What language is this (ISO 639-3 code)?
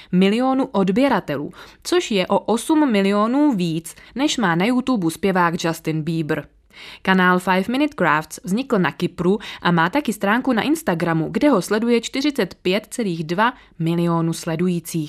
ces